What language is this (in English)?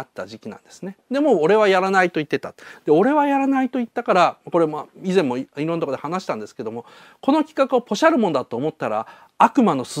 Japanese